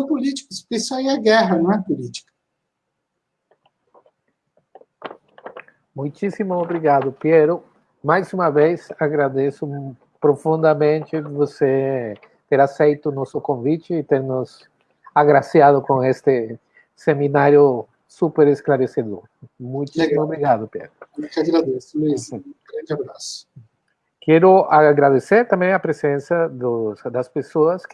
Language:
Portuguese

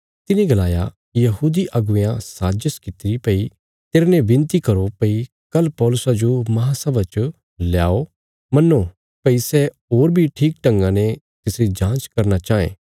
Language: Bilaspuri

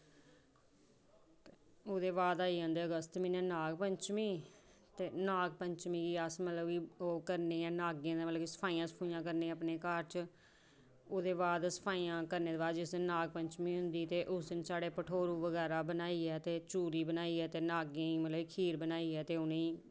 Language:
Dogri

